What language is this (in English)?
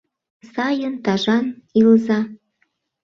Mari